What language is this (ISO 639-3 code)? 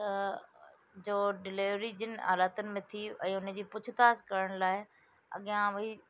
snd